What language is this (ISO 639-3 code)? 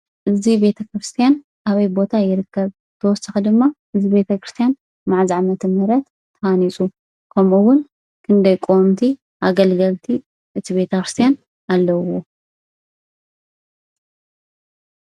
tir